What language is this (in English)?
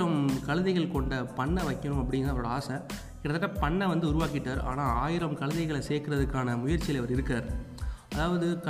Tamil